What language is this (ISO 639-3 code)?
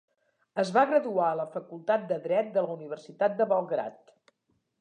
cat